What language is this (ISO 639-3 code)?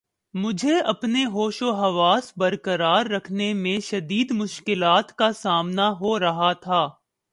urd